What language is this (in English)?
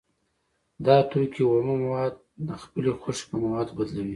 Pashto